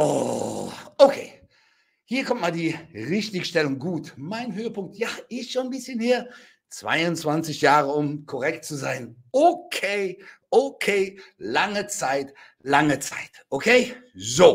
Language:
German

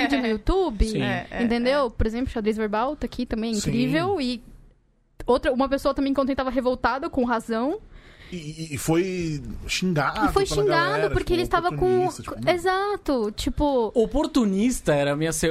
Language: Portuguese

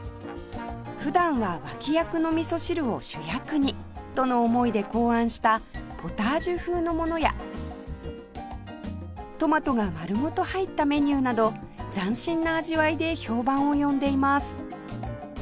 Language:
Japanese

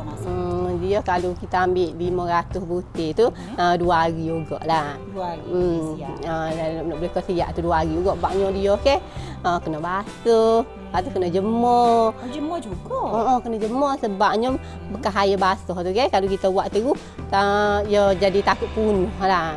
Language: Malay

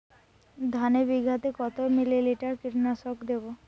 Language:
Bangla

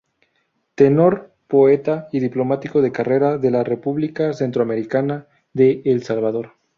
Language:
Spanish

